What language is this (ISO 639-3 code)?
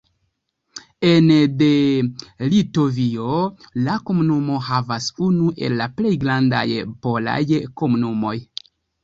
epo